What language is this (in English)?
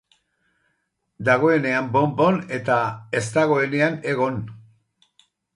Basque